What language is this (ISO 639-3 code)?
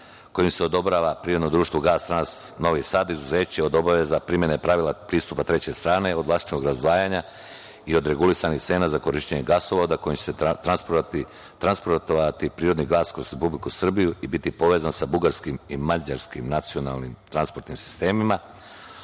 srp